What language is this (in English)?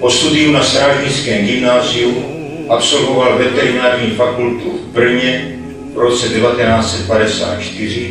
Czech